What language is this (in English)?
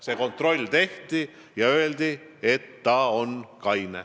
Estonian